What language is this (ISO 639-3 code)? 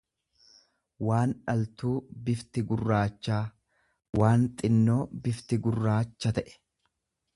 orm